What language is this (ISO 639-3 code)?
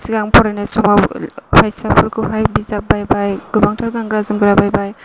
brx